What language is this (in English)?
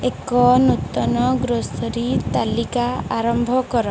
Odia